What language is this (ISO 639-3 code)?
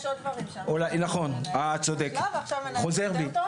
heb